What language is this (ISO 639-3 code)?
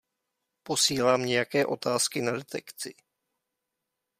ces